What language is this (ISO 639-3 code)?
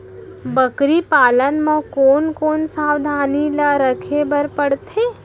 hne